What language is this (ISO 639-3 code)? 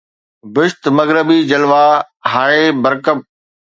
snd